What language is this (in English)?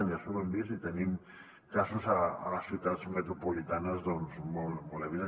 Catalan